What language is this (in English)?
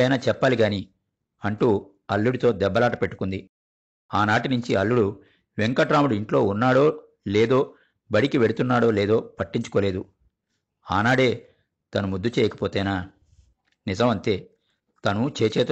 Telugu